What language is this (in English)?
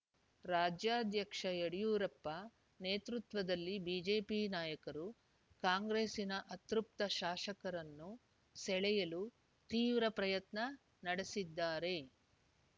Kannada